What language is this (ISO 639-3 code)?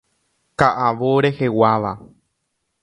grn